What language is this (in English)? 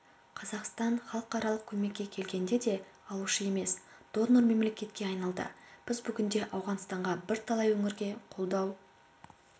Kazakh